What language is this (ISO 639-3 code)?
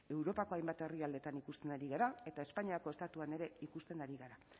eus